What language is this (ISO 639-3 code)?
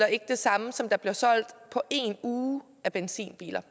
dan